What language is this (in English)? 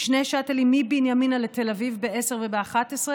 Hebrew